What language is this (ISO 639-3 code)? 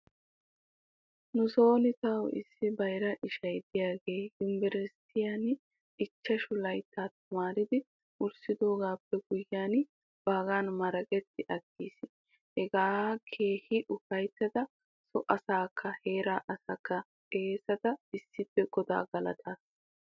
wal